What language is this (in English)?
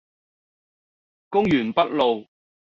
Cantonese